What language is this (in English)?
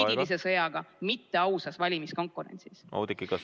Estonian